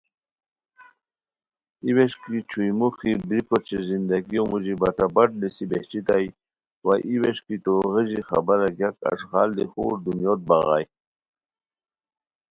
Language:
Khowar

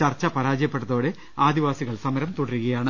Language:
Malayalam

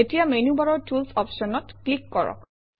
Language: Assamese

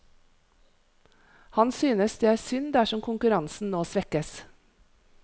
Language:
Norwegian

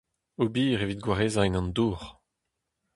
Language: Breton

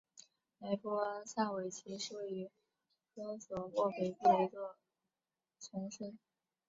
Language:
Chinese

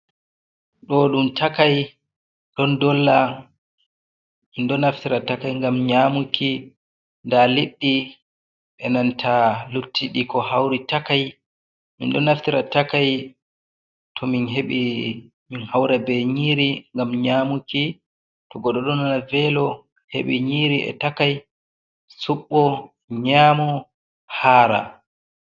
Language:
Fula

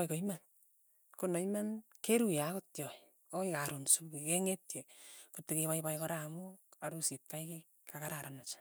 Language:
Tugen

